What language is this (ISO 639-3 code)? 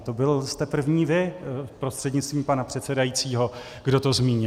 ces